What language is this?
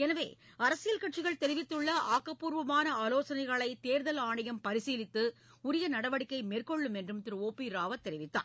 Tamil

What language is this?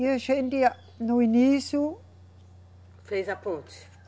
Portuguese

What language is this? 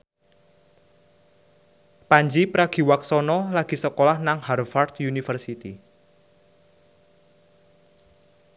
Javanese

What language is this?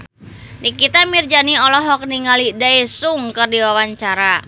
Sundanese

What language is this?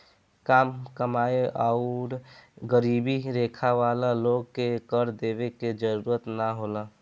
Bhojpuri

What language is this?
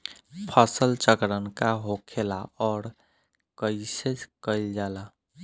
Bhojpuri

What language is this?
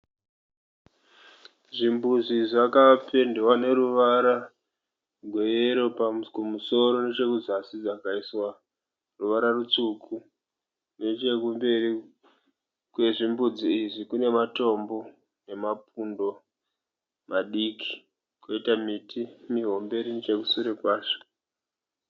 Shona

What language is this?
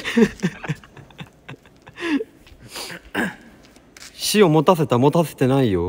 Japanese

